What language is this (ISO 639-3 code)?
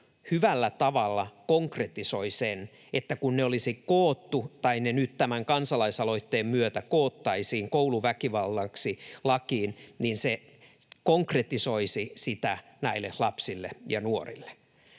fin